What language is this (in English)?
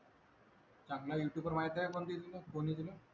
Marathi